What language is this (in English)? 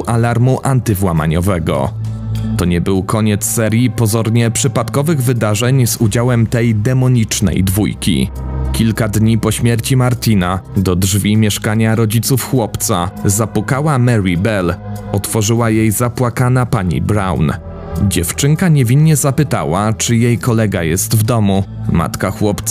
Polish